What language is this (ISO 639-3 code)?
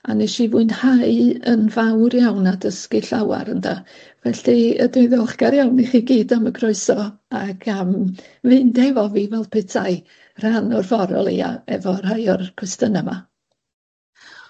cym